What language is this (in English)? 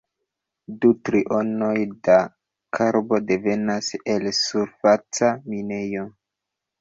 Esperanto